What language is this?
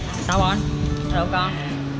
Vietnamese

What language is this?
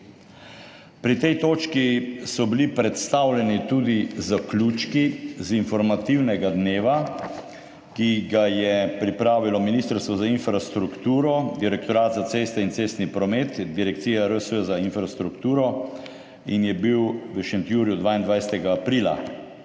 Slovenian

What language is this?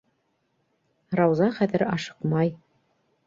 Bashkir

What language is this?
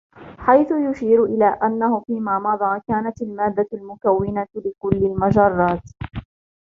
Arabic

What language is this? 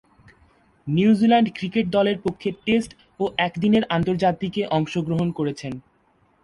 Bangla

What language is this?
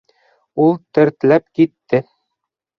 Bashkir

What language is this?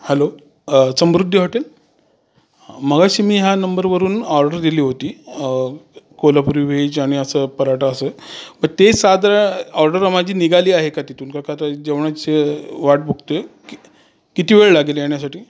Marathi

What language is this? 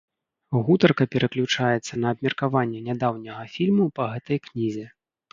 Belarusian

